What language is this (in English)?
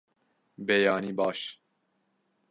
Kurdish